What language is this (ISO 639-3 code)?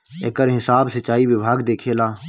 bho